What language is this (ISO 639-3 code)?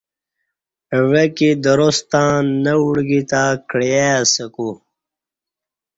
bsh